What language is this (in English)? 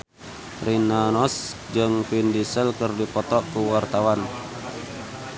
Sundanese